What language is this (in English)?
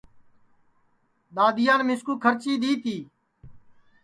Sansi